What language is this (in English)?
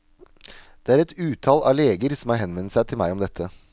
Norwegian